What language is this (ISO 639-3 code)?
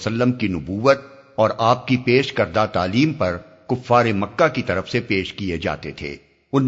urd